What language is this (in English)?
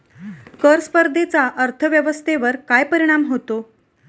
Marathi